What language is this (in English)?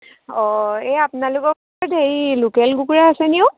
Assamese